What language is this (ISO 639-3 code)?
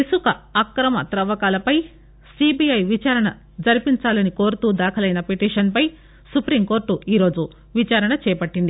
tel